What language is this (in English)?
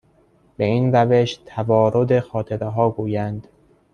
Persian